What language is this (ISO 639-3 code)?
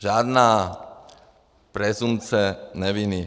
ces